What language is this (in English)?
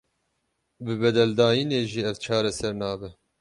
Kurdish